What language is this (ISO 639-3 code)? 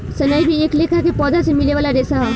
bho